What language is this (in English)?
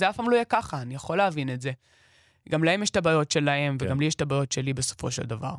Hebrew